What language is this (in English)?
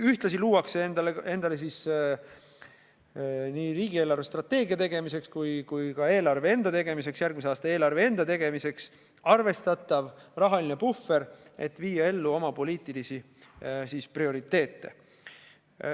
Estonian